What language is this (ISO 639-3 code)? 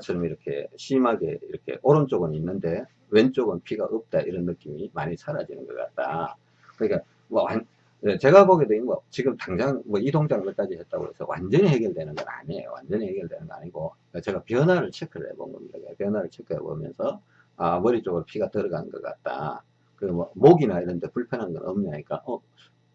kor